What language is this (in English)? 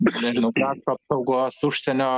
Lithuanian